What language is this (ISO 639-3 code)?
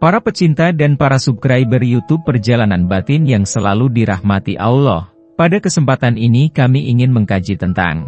ind